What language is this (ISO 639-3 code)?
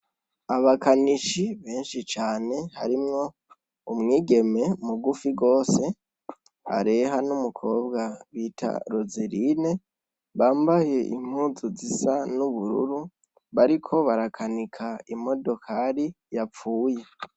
run